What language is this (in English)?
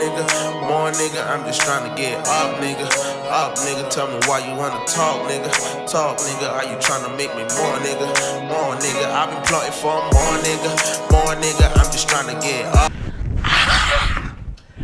English